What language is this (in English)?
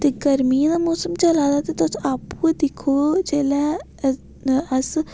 Dogri